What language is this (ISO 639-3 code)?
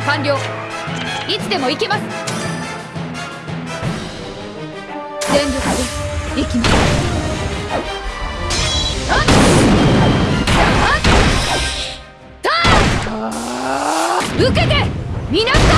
jpn